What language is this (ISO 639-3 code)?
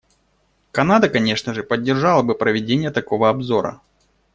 rus